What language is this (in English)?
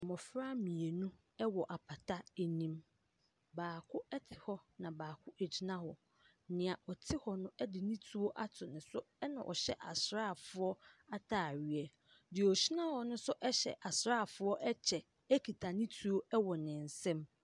Akan